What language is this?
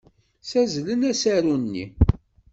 Kabyle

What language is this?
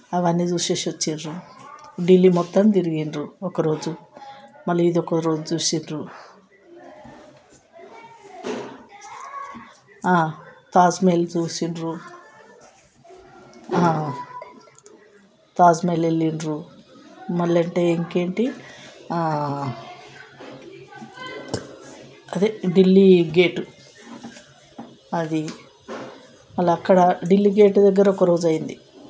Telugu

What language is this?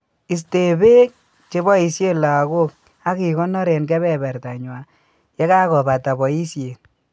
Kalenjin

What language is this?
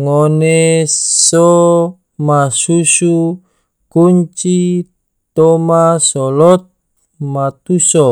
Tidore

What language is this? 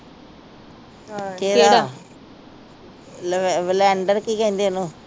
Punjabi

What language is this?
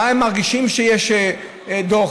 Hebrew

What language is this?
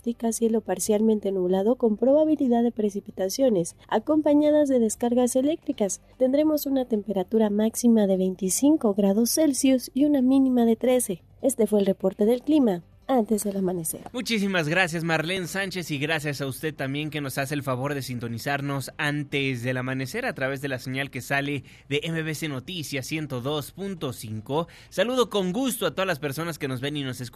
Spanish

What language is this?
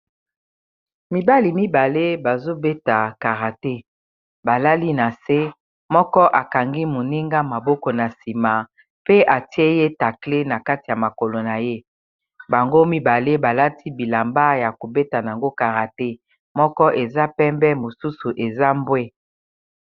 Lingala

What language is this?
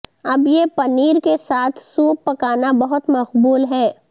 Urdu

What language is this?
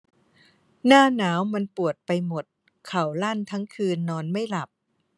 Thai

